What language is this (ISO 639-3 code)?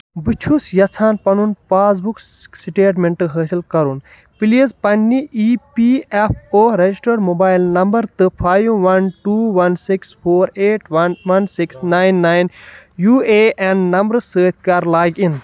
kas